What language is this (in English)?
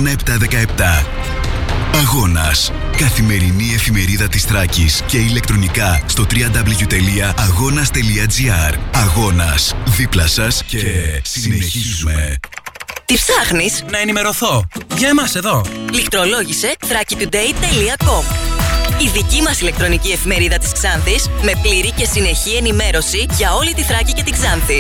Greek